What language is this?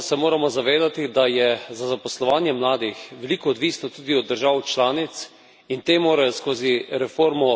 Slovenian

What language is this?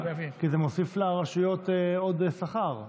Hebrew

